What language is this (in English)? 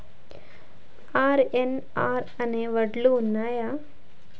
Telugu